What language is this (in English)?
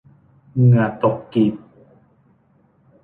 Thai